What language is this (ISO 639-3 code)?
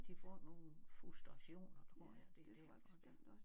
dan